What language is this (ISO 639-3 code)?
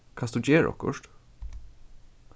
fao